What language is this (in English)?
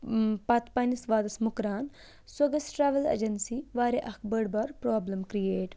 Kashmiri